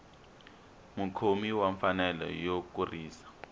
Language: Tsonga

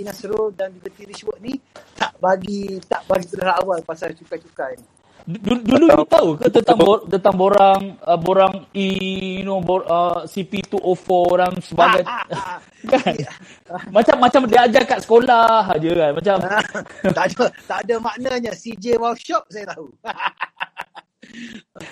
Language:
Malay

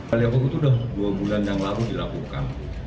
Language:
Indonesian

